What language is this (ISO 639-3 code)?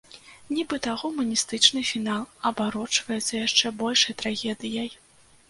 bel